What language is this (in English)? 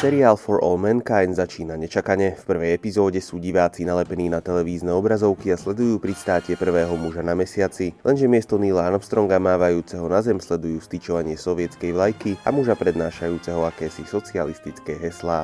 Slovak